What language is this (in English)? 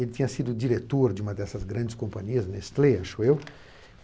Portuguese